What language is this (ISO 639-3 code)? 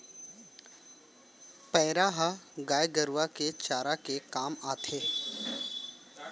hne